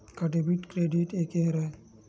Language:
Chhattisgarhi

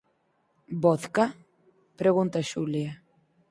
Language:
Galician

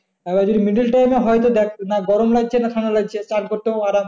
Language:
Bangla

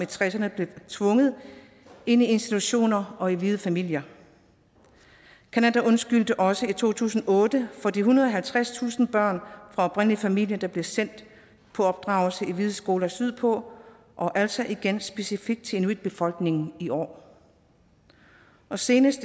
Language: Danish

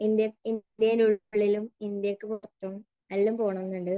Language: Malayalam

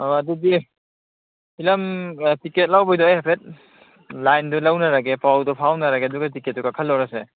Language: Manipuri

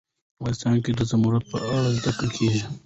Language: Pashto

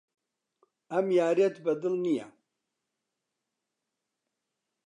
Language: Central Kurdish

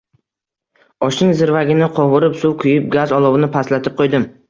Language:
Uzbek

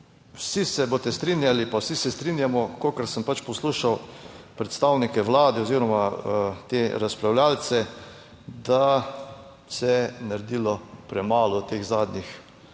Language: Slovenian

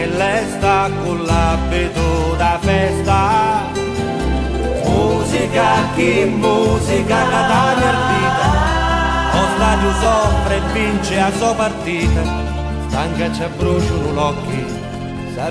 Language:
Italian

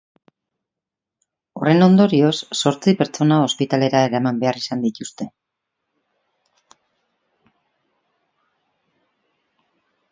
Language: Basque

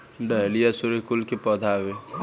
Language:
Bhojpuri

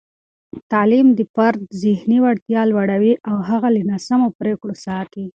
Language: Pashto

